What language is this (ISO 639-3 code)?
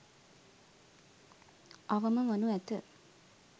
sin